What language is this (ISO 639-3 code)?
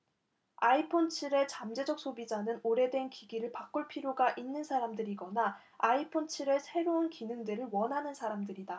kor